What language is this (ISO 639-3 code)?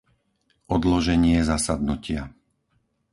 slk